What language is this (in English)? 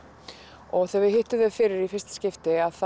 Icelandic